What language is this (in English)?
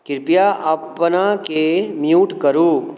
Maithili